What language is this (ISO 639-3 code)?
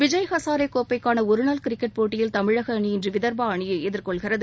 tam